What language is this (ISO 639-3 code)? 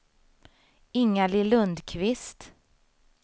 swe